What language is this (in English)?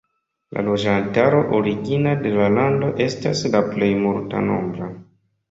Esperanto